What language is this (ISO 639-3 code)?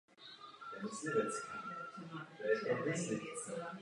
ces